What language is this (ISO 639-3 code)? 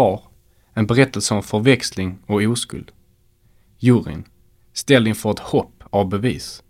swe